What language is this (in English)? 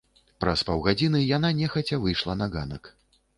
Belarusian